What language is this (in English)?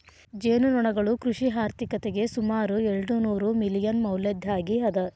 Kannada